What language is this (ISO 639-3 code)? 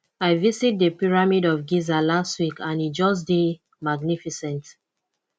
pcm